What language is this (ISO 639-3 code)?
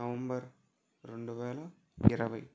tel